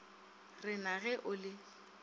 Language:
Northern Sotho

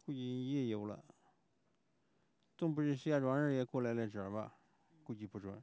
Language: Chinese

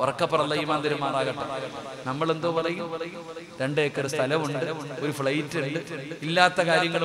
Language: Malayalam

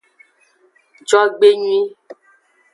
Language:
Aja (Benin)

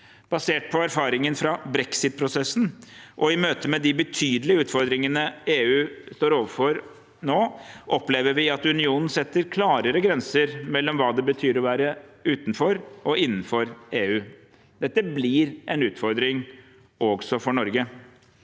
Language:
Norwegian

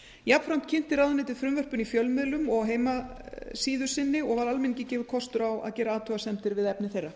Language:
Icelandic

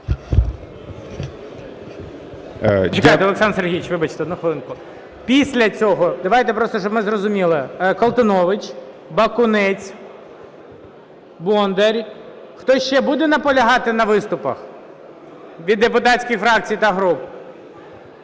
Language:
Ukrainian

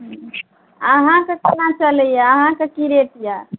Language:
Maithili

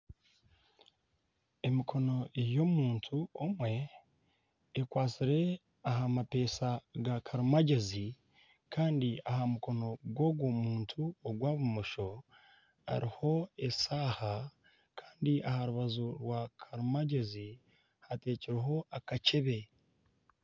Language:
Nyankole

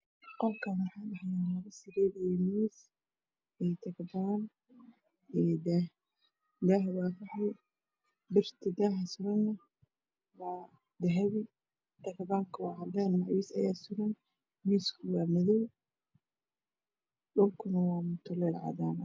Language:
Somali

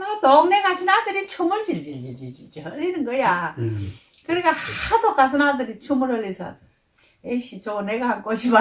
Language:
Korean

